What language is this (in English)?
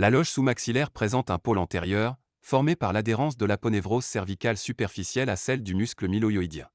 French